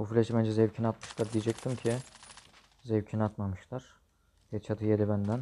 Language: Turkish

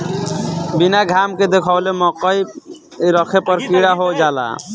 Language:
Bhojpuri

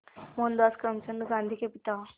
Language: Hindi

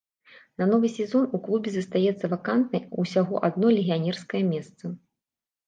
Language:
Belarusian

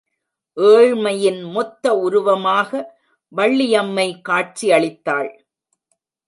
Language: Tamil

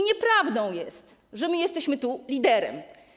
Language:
Polish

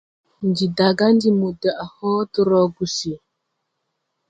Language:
Tupuri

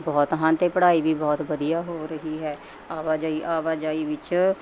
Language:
Punjabi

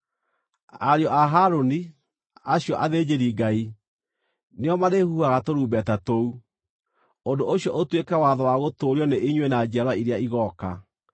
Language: Kikuyu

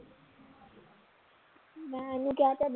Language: Punjabi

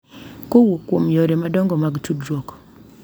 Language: Luo (Kenya and Tanzania)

